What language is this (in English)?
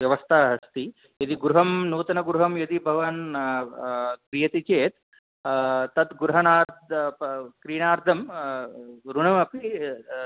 Sanskrit